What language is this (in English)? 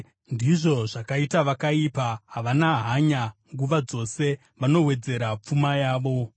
Shona